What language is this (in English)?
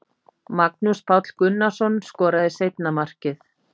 Icelandic